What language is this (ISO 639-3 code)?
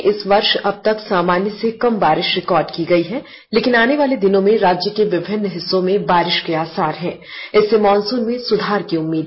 hin